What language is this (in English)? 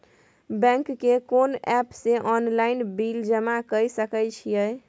Maithili